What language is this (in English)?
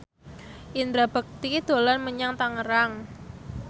Javanese